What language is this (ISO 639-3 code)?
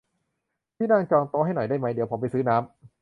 tha